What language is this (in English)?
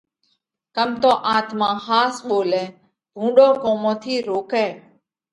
Parkari Koli